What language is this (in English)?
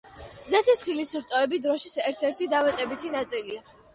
Georgian